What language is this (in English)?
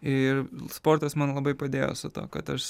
Lithuanian